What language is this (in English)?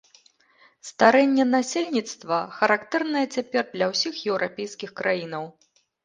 Belarusian